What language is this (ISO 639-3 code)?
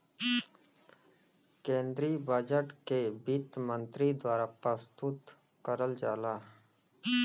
bho